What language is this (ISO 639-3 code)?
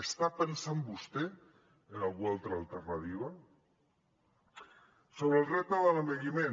cat